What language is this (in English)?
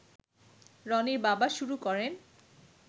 Bangla